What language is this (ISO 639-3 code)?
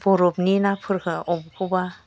brx